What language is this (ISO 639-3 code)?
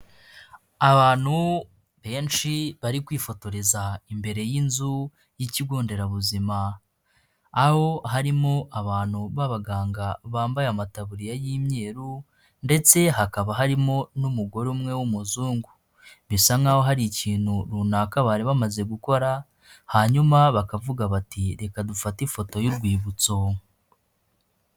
kin